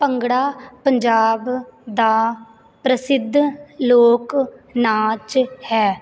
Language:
Punjabi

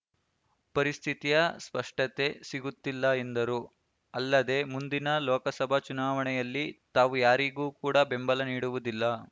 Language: Kannada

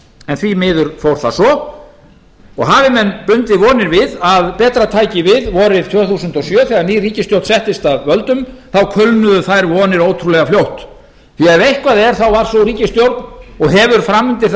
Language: Icelandic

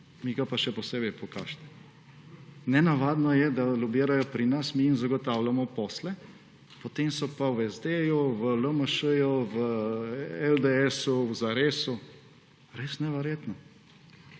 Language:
Slovenian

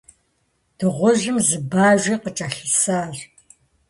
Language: Kabardian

